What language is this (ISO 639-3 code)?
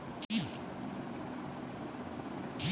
mai